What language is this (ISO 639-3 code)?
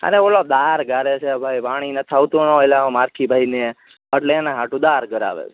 guj